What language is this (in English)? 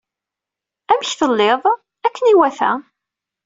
Kabyle